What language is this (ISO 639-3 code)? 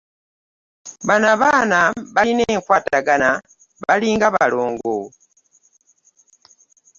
lug